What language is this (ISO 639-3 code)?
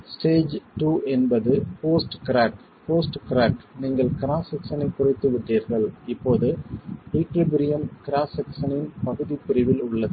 tam